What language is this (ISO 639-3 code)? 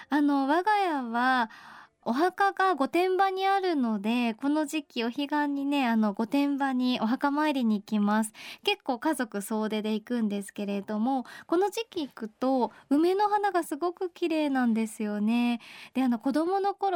jpn